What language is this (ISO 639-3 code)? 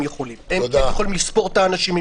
heb